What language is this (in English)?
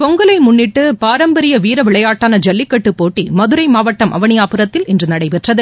Tamil